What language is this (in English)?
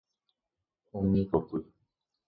Guarani